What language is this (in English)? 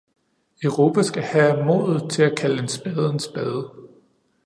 Danish